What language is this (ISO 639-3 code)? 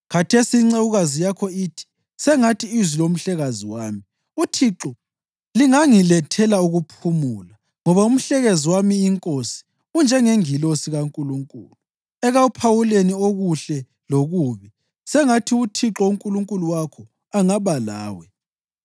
nde